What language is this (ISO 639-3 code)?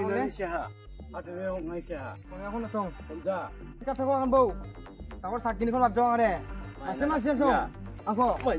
ind